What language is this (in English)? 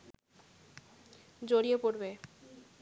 Bangla